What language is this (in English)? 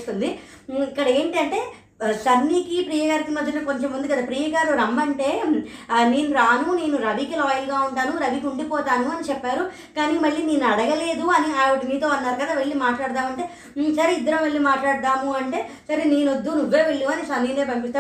Telugu